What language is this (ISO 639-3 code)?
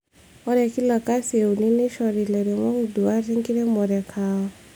mas